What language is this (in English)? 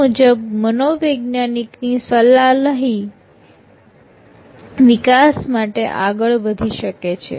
Gujarati